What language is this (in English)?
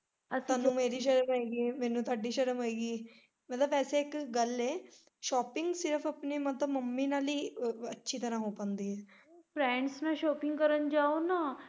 Punjabi